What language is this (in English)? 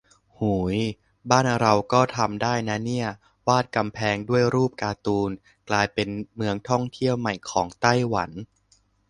Thai